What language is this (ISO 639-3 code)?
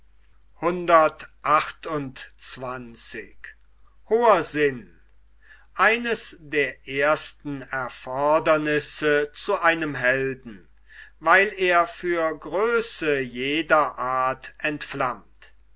deu